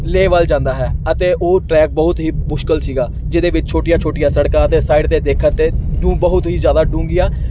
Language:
Punjabi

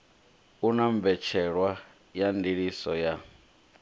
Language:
Venda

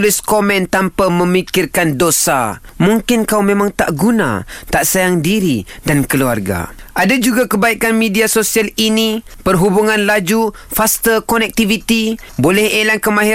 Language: Malay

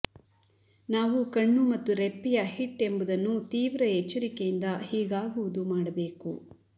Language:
Kannada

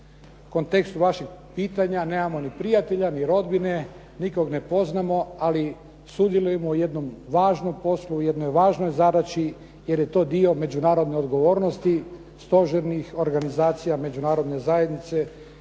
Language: Croatian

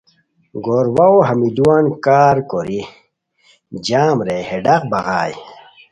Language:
Khowar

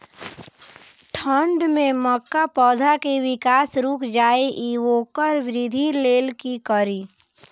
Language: Maithili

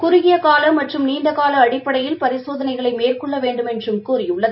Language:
Tamil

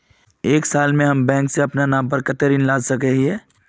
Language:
Magahi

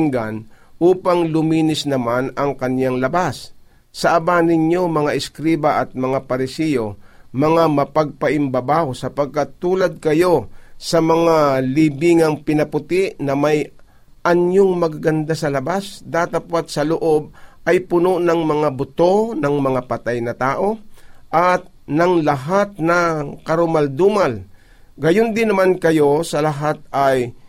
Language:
Filipino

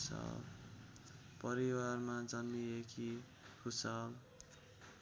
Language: Nepali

